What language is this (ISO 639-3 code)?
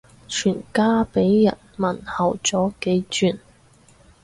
yue